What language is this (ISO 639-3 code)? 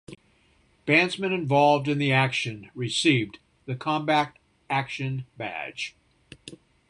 eng